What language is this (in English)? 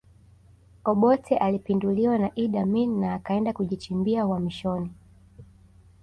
Swahili